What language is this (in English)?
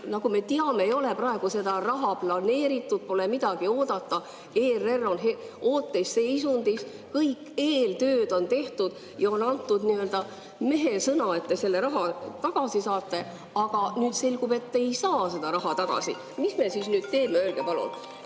Estonian